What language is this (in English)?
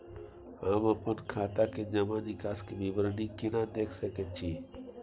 Maithili